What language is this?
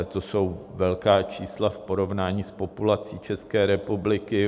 Czech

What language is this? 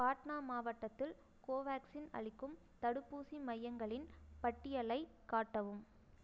Tamil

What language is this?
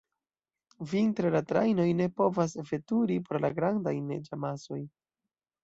Esperanto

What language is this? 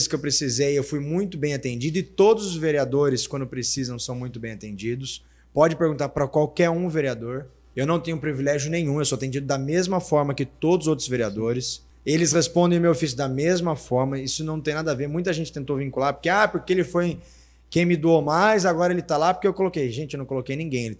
Portuguese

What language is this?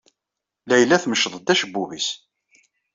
Kabyle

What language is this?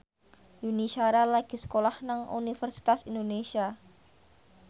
Javanese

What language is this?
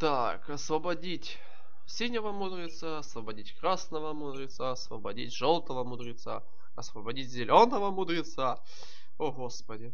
Russian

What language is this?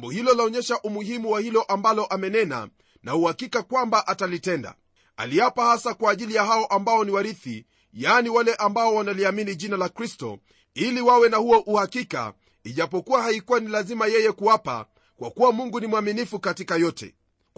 Swahili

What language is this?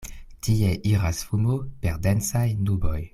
Esperanto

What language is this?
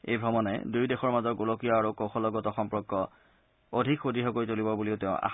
Assamese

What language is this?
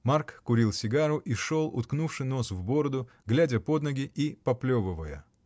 Russian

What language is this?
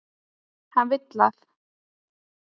Icelandic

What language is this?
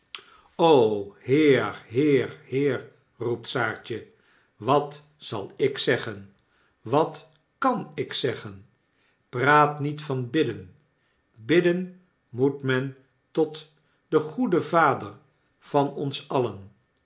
Dutch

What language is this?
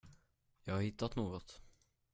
Swedish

